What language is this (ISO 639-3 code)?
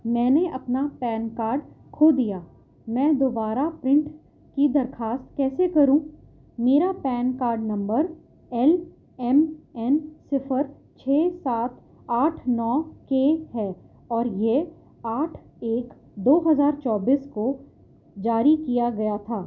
urd